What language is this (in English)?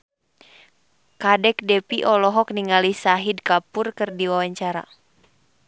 Sundanese